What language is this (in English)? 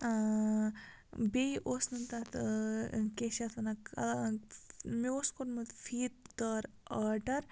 Kashmiri